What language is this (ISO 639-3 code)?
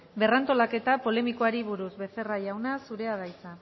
eus